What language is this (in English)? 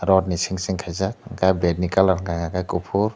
Kok Borok